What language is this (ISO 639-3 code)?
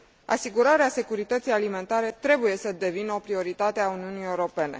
ron